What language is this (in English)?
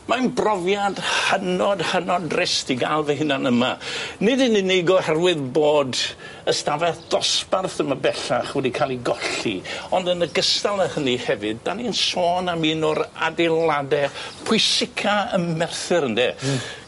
Welsh